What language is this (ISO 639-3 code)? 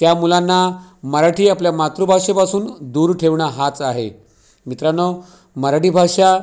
mar